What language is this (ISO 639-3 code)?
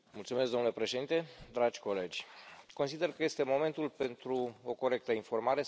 ron